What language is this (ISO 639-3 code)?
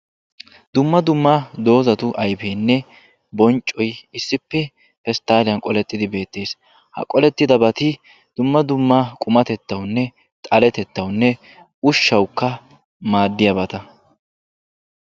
wal